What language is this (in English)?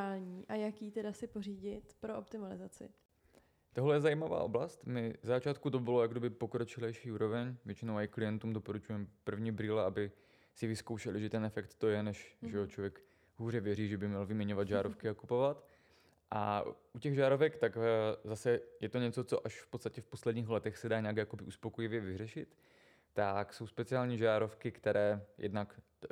Czech